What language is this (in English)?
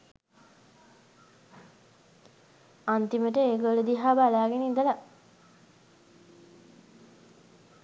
Sinhala